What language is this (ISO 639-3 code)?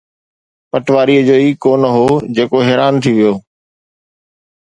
snd